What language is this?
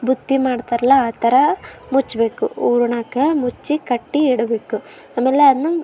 Kannada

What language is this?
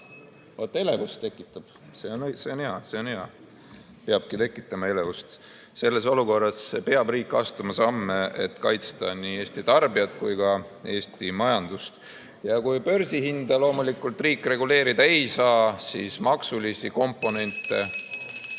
Estonian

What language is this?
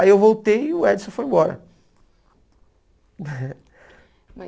Portuguese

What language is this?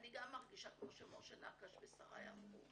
Hebrew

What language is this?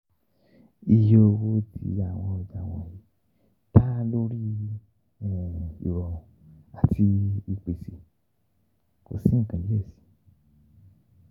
Yoruba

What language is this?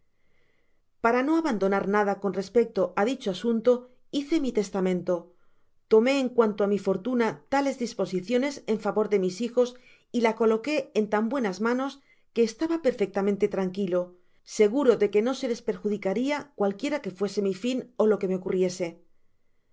Spanish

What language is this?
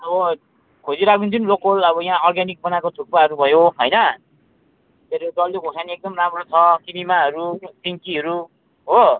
Nepali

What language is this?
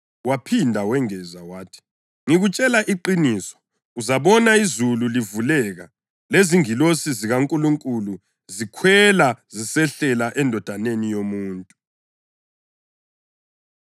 North Ndebele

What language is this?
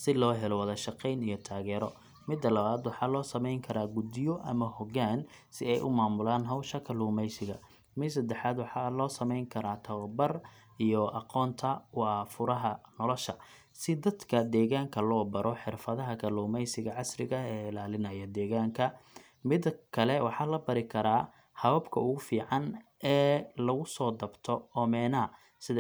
Somali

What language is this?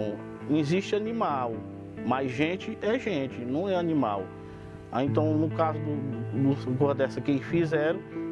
Portuguese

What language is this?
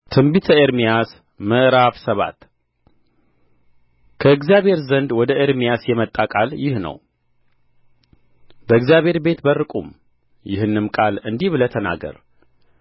Amharic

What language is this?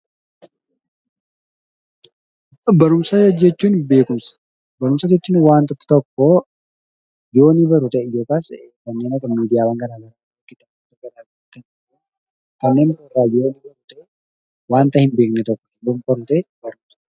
Oromo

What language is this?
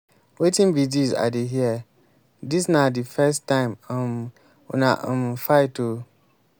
Nigerian Pidgin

